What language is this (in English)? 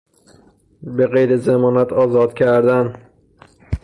Persian